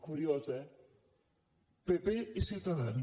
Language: Catalan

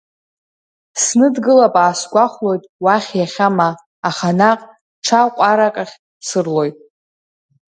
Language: Abkhazian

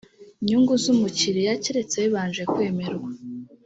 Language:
Kinyarwanda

